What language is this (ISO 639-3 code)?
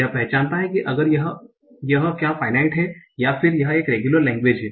hin